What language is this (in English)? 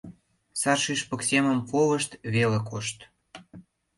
Mari